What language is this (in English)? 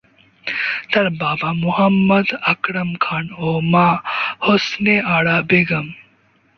Bangla